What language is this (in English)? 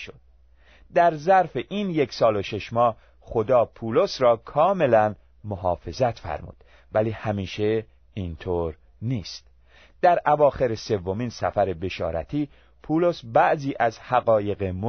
Persian